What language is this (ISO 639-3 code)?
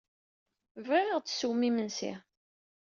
kab